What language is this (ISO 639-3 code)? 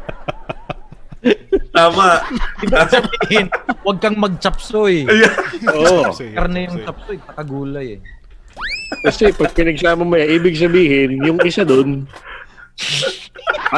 fil